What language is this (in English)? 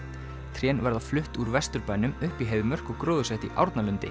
Icelandic